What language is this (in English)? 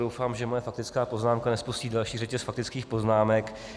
Czech